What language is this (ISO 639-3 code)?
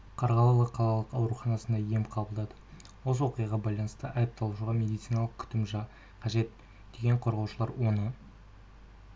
kaz